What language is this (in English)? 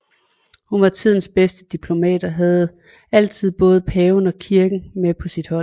Danish